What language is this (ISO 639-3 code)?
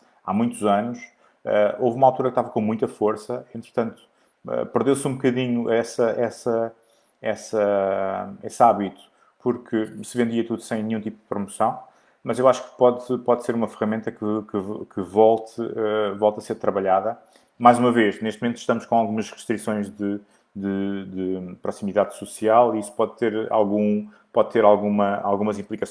por